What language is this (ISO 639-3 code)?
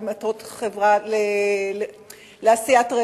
heb